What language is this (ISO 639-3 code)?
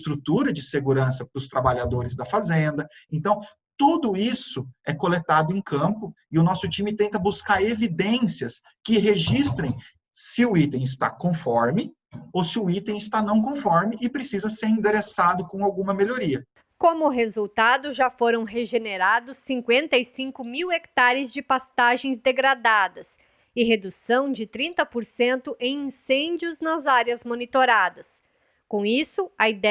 por